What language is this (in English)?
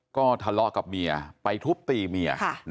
Thai